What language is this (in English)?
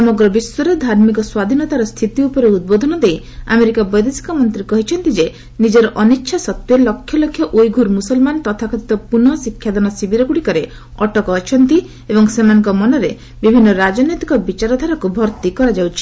Odia